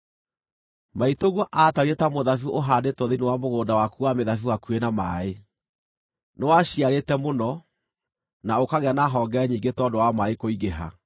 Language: Kikuyu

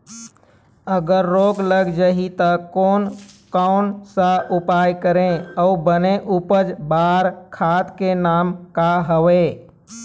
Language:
Chhattisgarhi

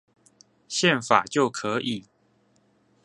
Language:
Chinese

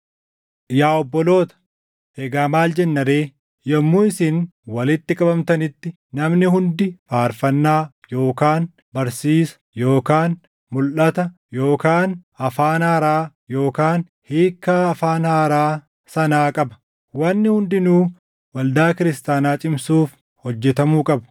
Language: Oromo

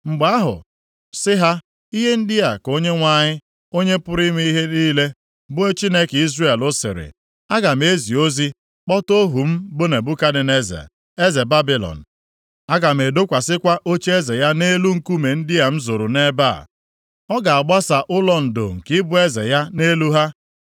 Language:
Igbo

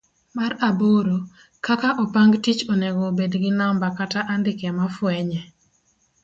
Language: Luo (Kenya and Tanzania)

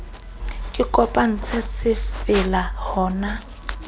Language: Southern Sotho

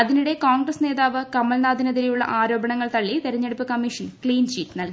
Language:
Malayalam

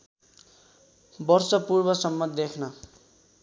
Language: Nepali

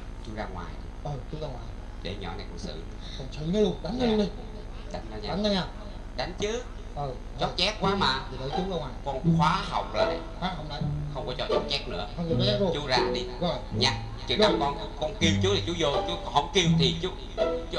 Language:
Vietnamese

